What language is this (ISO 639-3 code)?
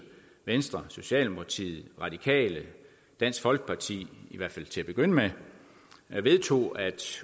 dan